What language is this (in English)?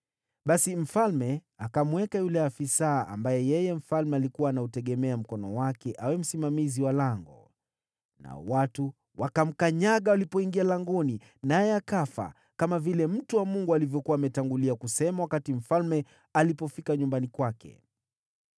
Swahili